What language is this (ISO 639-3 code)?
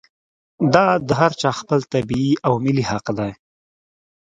pus